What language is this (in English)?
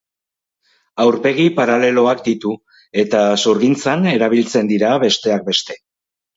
Basque